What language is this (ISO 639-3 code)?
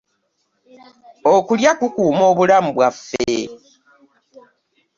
lug